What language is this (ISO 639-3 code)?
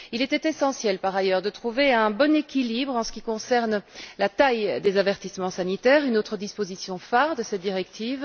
fra